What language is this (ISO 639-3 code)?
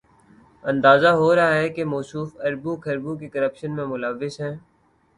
urd